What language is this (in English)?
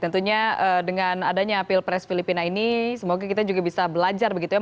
Indonesian